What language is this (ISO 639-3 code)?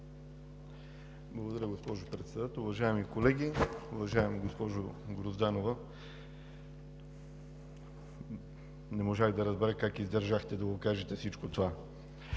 bul